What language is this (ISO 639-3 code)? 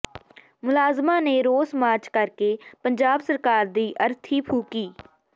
pan